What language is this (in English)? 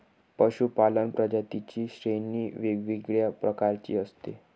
Marathi